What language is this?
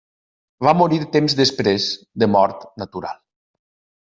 Catalan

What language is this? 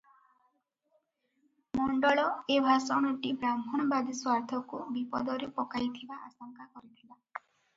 Odia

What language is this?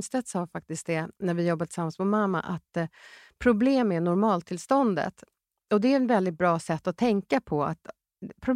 Swedish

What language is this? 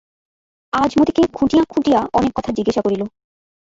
Bangla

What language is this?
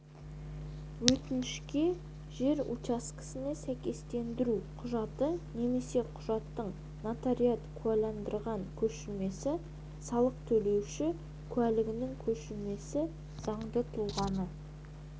Kazakh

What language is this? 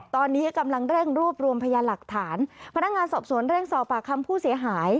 Thai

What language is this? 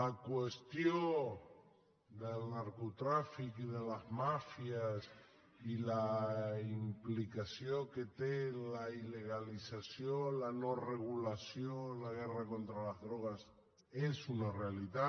Catalan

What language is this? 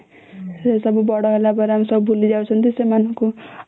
Odia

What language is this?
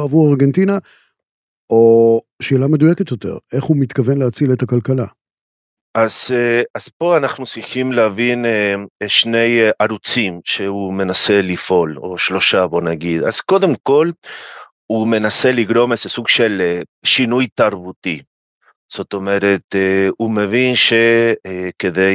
Hebrew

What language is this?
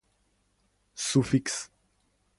Serbian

